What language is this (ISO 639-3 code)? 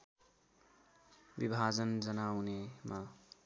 nep